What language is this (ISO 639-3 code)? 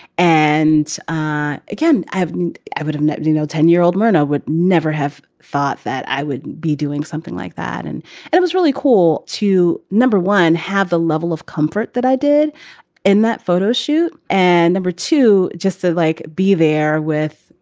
eng